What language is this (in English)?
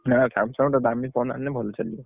Odia